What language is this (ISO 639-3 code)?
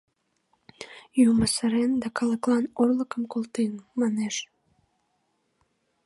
chm